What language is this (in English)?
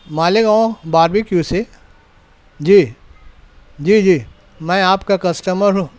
Urdu